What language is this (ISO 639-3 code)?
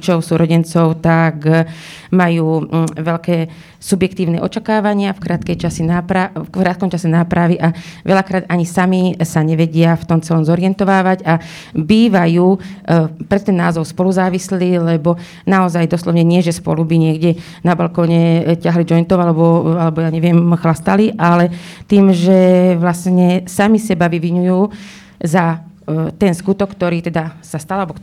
slk